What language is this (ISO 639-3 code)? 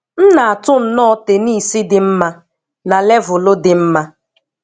ibo